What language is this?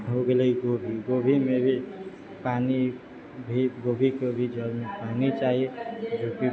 Maithili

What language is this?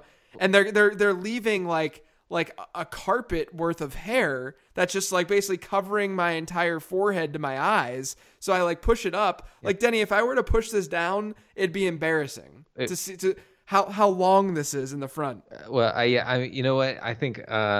English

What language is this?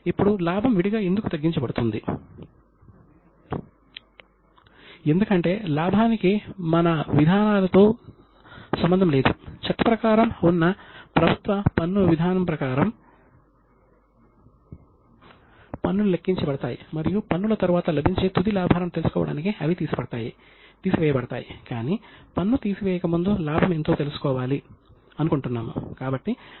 Telugu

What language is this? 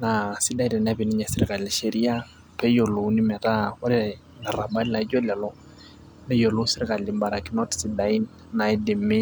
Masai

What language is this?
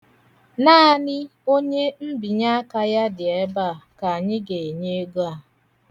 Igbo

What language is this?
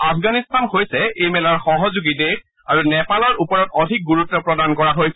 Assamese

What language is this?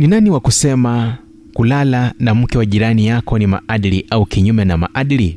Swahili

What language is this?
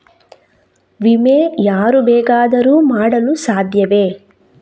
Kannada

